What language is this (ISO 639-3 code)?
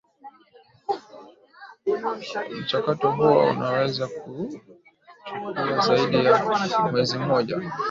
swa